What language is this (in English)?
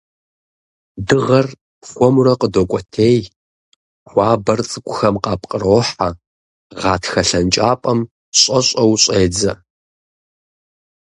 Kabardian